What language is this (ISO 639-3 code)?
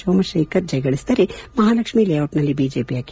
kan